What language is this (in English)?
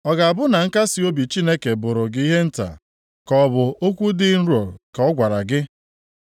Igbo